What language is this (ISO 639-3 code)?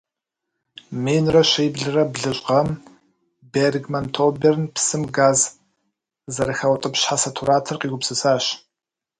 kbd